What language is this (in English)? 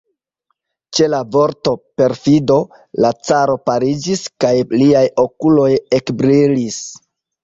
Esperanto